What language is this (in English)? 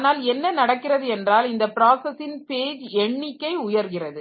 Tamil